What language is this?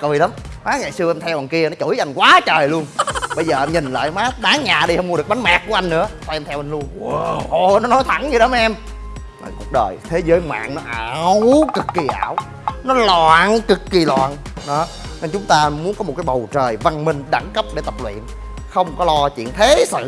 Vietnamese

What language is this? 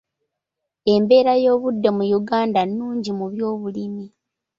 Ganda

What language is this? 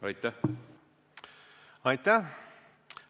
Estonian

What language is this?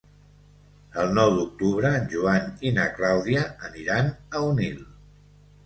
Catalan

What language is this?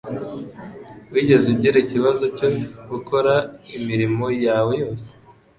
Kinyarwanda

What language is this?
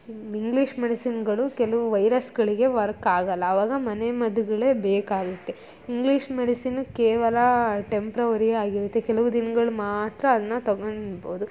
Kannada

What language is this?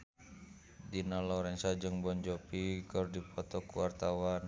Sundanese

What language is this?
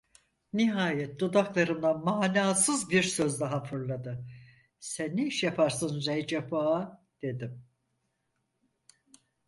Turkish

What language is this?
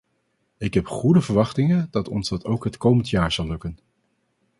Dutch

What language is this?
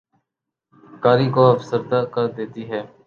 Urdu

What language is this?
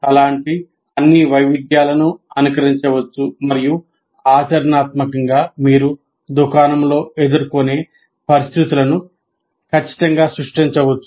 Telugu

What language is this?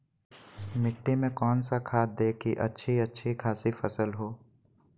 Magahi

